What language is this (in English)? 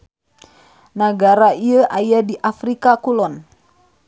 Sundanese